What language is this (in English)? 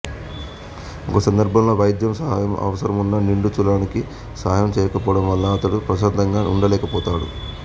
Telugu